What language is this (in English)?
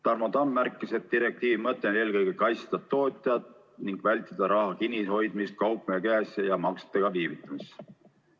Estonian